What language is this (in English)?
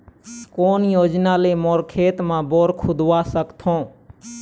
Chhattisgarhi